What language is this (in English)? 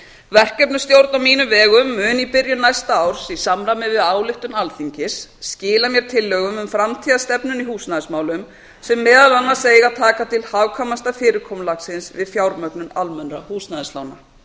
Icelandic